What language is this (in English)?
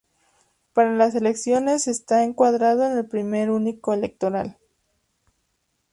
Spanish